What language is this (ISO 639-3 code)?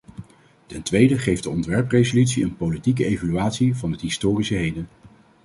nld